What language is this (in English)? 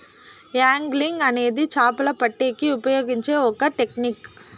Telugu